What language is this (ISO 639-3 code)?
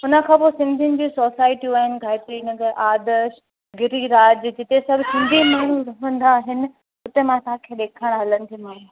snd